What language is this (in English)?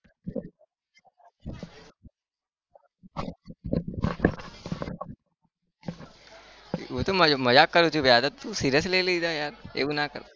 Gujarati